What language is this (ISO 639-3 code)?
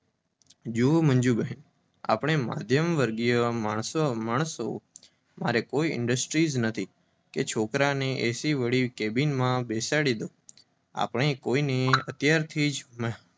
guj